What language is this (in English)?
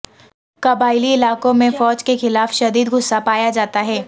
Urdu